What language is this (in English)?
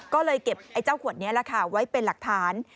Thai